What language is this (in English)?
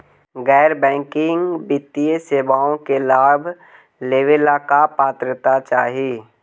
Magahi